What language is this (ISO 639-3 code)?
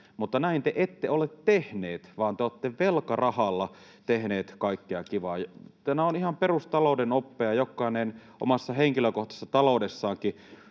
fin